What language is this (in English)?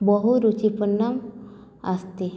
Sanskrit